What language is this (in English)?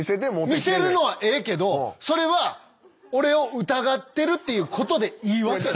Japanese